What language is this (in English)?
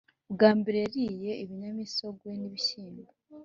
Kinyarwanda